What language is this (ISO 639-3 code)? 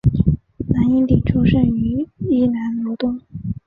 zho